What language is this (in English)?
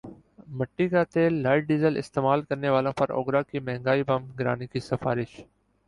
Urdu